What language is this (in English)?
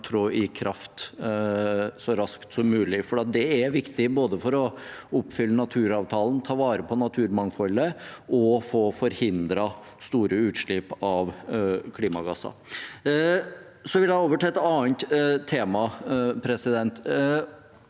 Norwegian